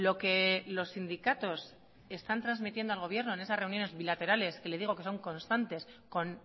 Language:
Spanish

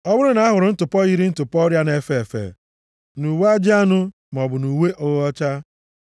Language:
Igbo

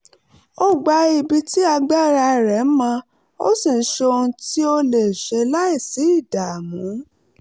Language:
Yoruba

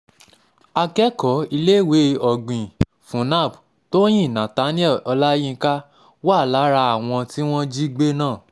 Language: Yoruba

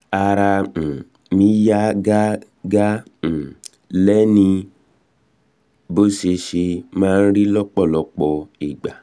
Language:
Yoruba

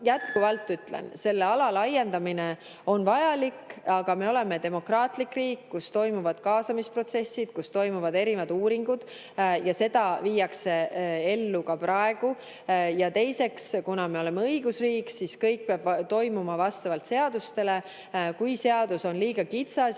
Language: Estonian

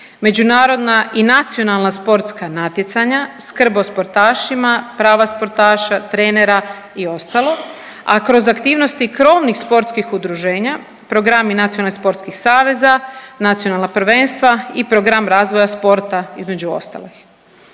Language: Croatian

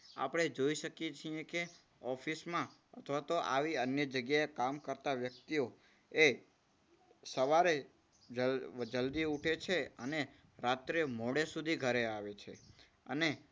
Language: Gujarati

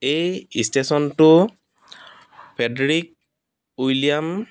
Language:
Assamese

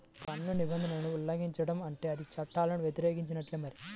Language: Telugu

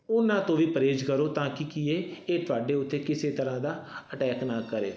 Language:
Punjabi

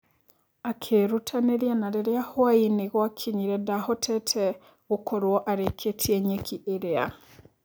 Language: Kikuyu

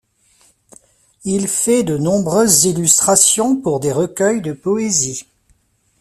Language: French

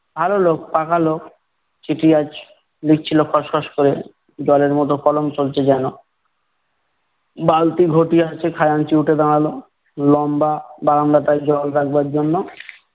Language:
Bangla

